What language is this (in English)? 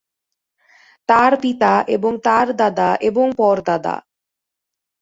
Bangla